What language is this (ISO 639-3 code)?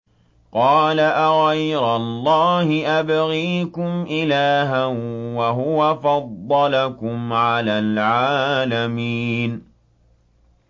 ara